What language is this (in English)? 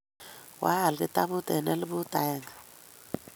Kalenjin